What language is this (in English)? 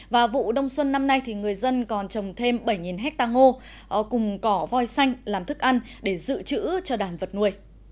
Vietnamese